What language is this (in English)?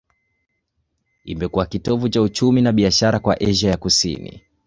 Swahili